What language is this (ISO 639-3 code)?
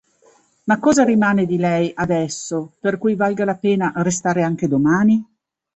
ita